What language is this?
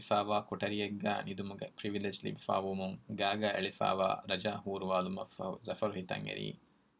Urdu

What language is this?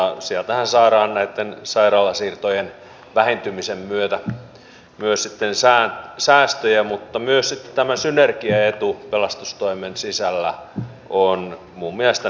Finnish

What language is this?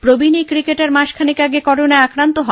Bangla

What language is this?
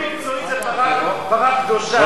Hebrew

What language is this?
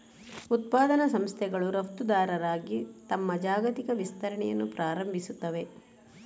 Kannada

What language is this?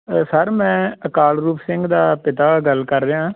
Punjabi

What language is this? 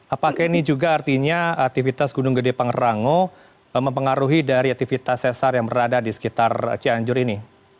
Indonesian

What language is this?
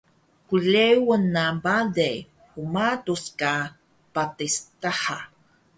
Taroko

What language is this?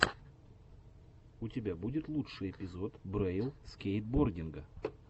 Russian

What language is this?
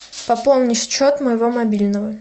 Russian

